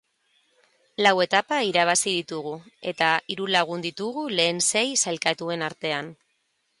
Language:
Basque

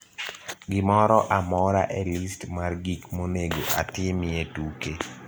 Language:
Luo (Kenya and Tanzania)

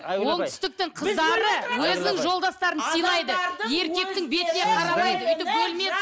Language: Kazakh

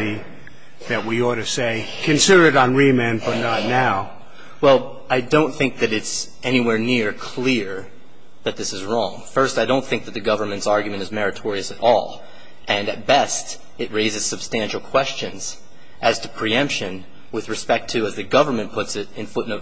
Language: English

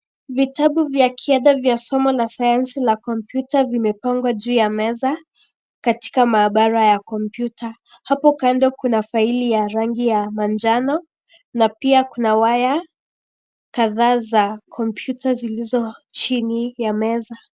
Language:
Swahili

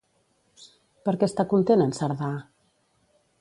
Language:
Catalan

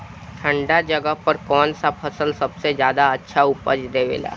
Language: Bhojpuri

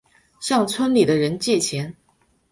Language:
Chinese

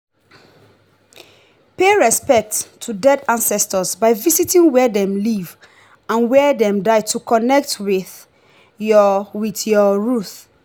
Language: Nigerian Pidgin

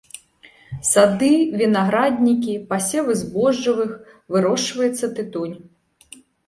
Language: Belarusian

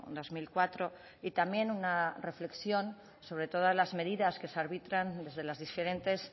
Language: Spanish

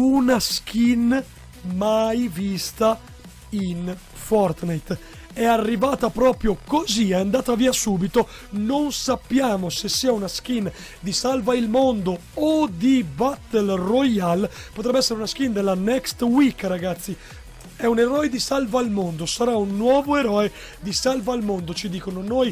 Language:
Italian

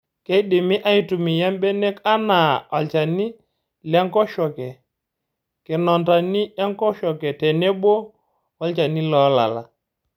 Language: Masai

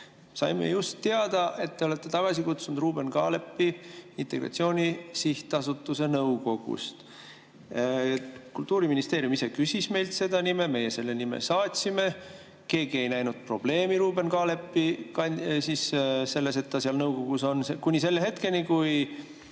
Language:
Estonian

